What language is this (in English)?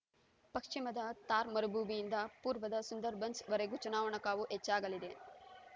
Kannada